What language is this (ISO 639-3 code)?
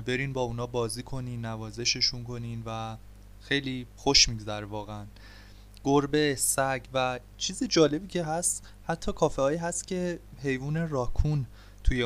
fas